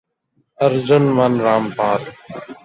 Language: Urdu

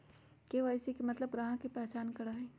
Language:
Magahi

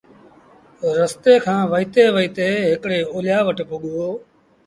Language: Sindhi Bhil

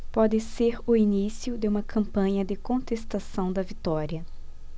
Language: Portuguese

